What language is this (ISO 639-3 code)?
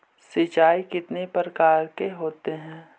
mag